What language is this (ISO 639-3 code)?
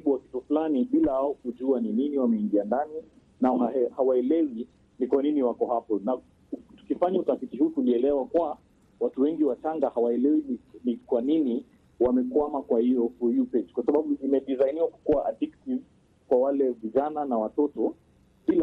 swa